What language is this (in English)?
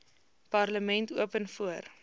Afrikaans